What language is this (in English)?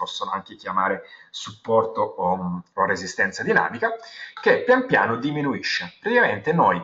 Italian